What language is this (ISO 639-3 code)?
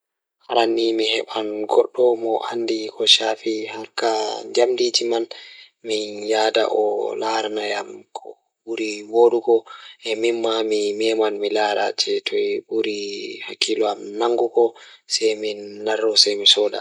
ful